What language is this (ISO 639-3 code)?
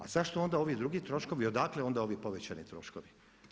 hrv